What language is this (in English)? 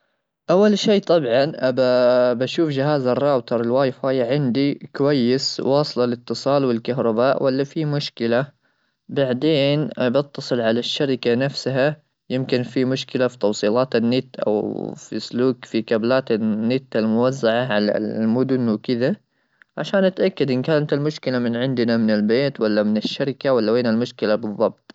Gulf Arabic